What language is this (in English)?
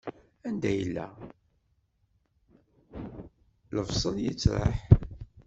Kabyle